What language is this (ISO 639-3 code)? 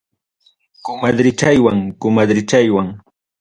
quy